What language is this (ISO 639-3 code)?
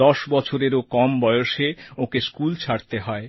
ben